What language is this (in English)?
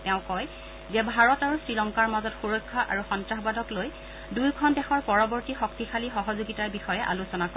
Assamese